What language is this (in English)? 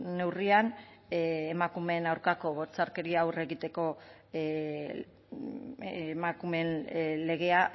Basque